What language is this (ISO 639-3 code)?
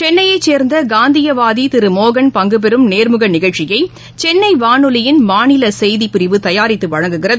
tam